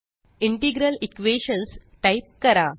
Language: Marathi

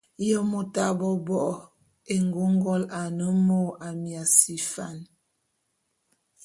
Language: Bulu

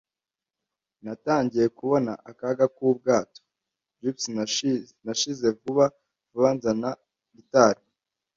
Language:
Kinyarwanda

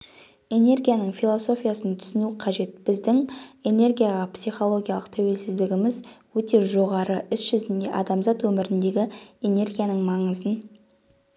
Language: Kazakh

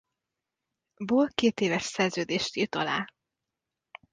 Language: Hungarian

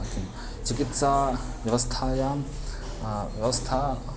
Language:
Sanskrit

